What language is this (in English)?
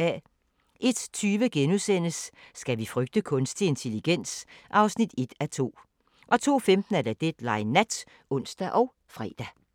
Danish